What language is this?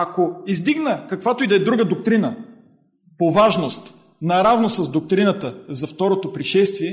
Bulgarian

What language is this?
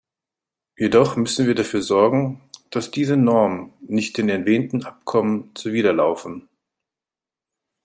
German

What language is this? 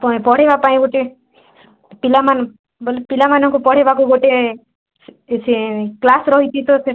Odia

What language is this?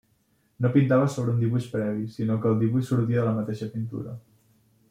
Catalan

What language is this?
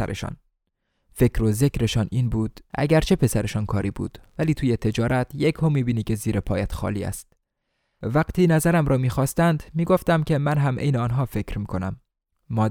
Persian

